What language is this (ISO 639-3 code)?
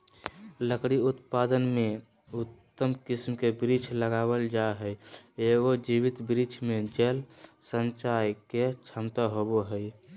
mag